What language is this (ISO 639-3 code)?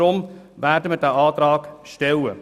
gsw